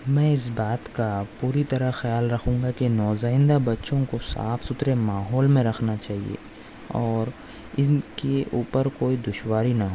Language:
Urdu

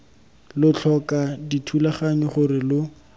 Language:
Tswana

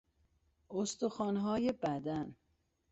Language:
Persian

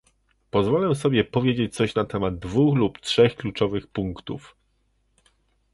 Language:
Polish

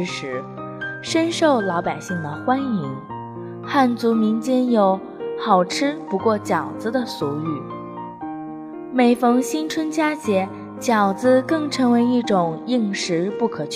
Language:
Chinese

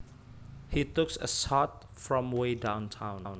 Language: Javanese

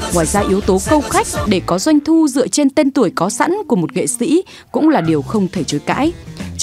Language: Vietnamese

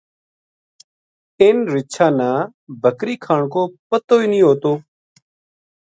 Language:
Gujari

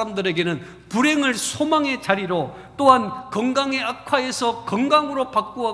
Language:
Korean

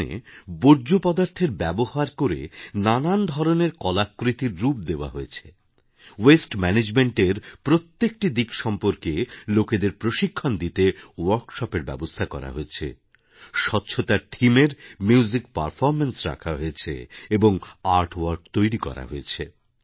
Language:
Bangla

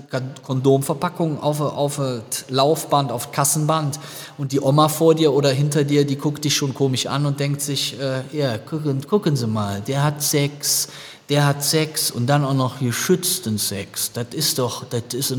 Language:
German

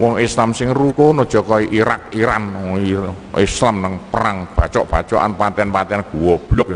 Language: Indonesian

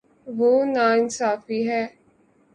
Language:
Urdu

